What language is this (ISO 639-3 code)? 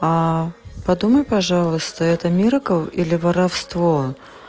rus